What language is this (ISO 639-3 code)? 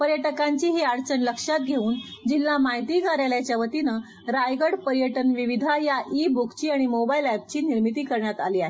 mar